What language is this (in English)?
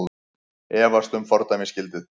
Icelandic